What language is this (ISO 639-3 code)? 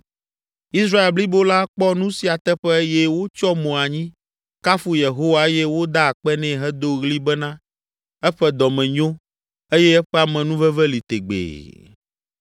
ewe